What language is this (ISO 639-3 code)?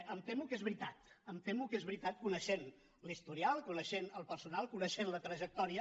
cat